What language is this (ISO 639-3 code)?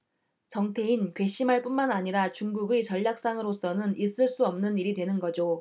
kor